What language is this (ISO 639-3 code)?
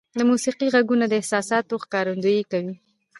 pus